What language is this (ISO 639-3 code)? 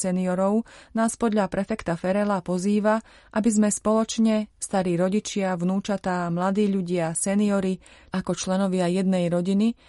slk